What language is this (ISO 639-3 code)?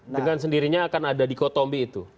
ind